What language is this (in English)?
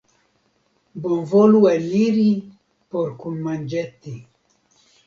Esperanto